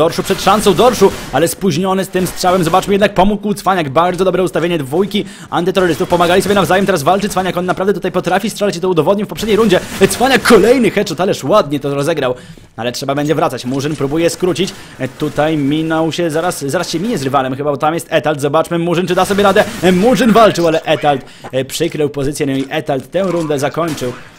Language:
Polish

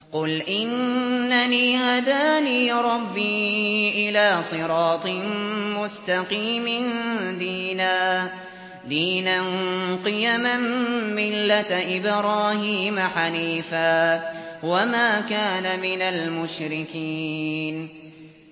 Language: Arabic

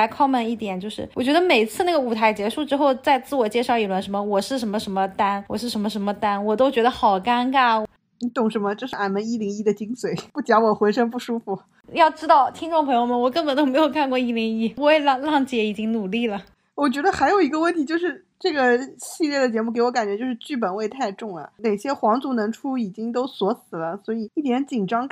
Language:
Chinese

